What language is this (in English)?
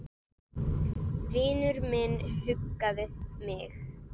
Icelandic